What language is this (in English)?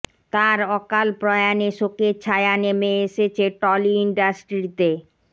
Bangla